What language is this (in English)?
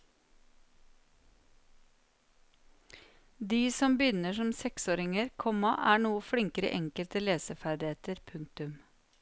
Norwegian